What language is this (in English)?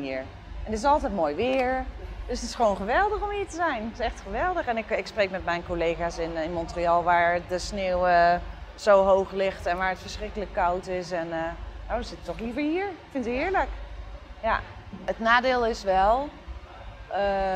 Dutch